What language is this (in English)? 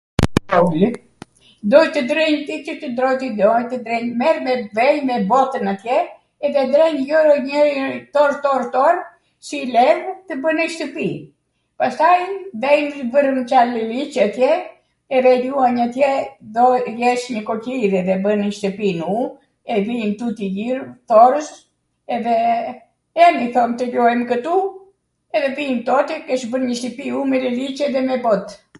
Arvanitika Albanian